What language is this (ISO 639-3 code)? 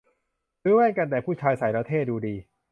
tha